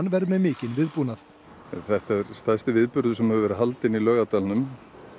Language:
Icelandic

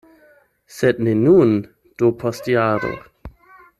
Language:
Esperanto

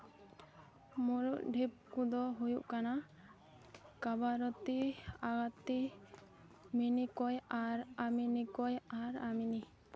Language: Santali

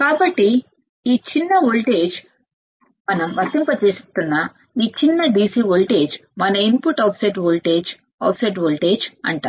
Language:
Telugu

